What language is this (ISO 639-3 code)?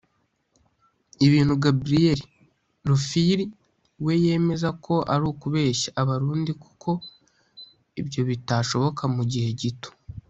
kin